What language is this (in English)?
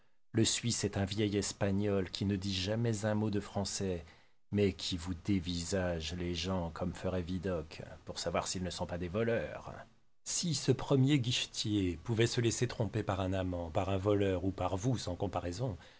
French